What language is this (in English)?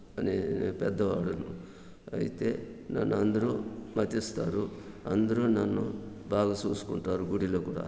Telugu